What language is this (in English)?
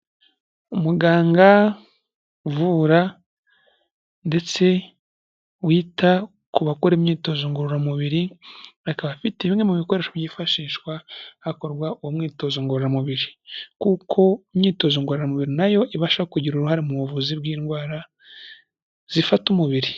Kinyarwanda